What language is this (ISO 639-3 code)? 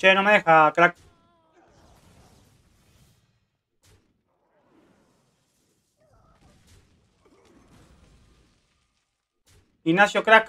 spa